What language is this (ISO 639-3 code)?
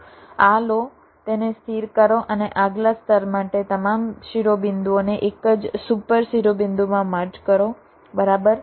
guj